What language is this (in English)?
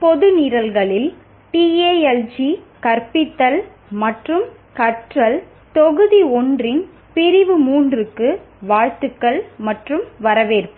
Tamil